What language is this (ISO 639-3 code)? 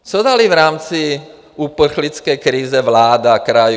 ces